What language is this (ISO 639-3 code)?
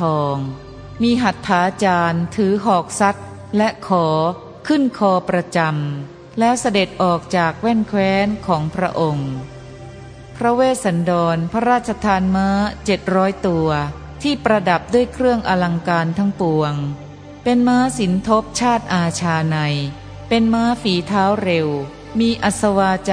tha